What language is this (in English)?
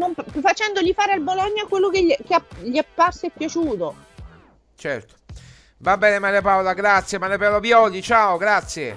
Italian